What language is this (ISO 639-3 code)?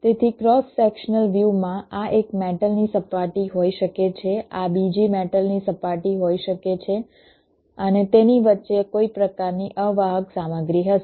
guj